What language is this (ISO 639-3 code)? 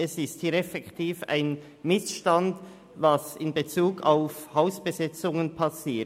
gsw